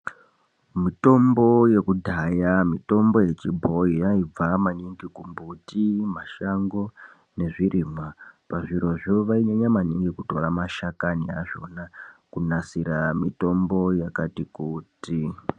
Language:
Ndau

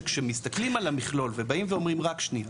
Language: Hebrew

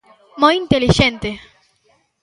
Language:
Galician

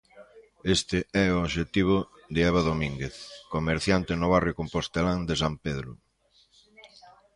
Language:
Galician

